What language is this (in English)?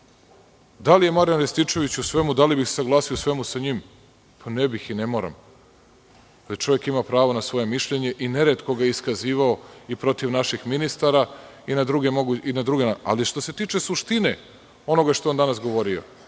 Serbian